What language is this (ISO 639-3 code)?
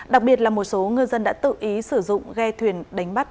vie